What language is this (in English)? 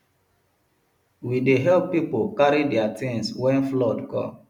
Nigerian Pidgin